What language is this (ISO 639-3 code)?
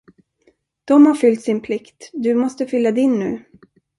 swe